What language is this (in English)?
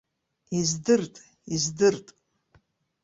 Abkhazian